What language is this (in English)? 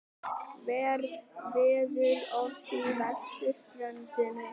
Icelandic